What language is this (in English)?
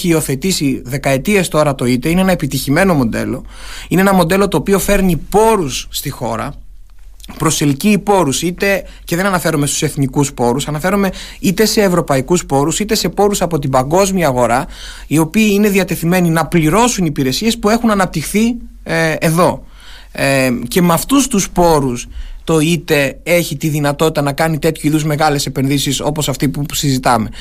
Greek